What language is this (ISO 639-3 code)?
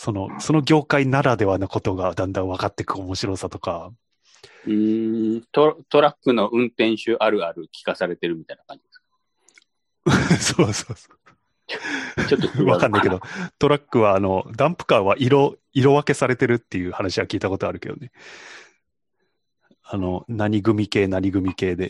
jpn